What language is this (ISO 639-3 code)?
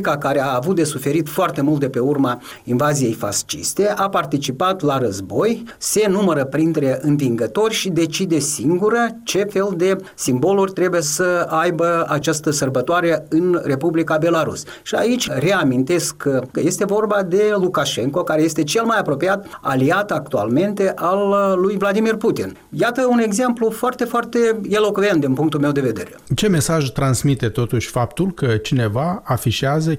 ron